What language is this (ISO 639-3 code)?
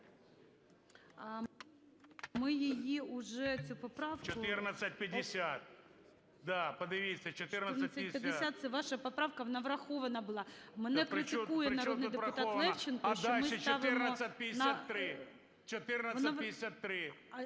ukr